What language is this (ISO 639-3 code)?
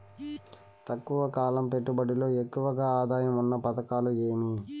tel